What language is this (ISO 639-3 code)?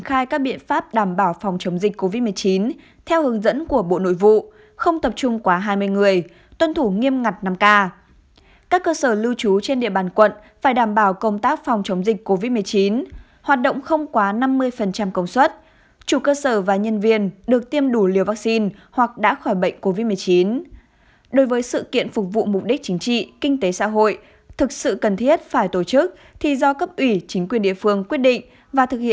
vie